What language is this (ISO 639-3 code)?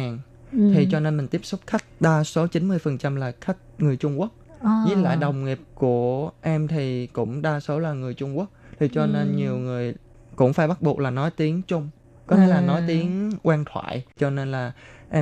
vie